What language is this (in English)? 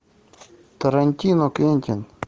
Russian